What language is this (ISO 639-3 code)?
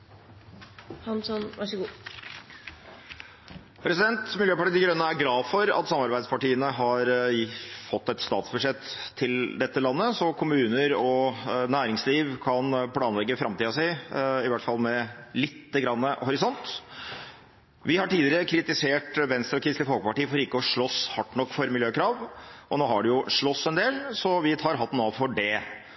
nor